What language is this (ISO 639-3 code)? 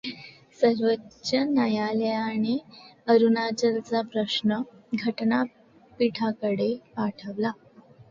mar